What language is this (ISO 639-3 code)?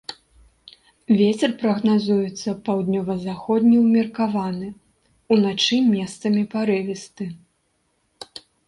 bel